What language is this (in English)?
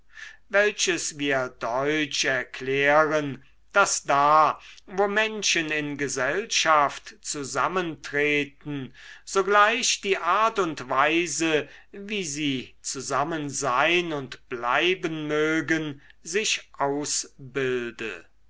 German